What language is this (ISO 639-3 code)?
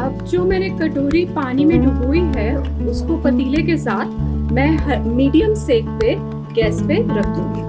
hin